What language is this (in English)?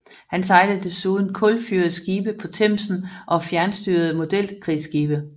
Danish